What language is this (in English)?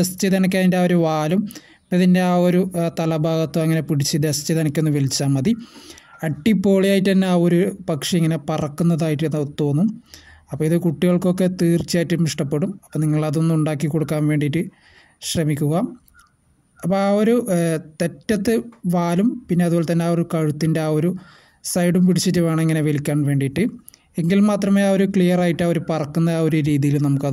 Malayalam